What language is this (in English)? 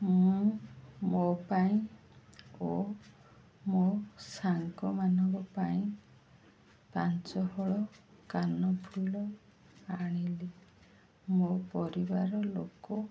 Odia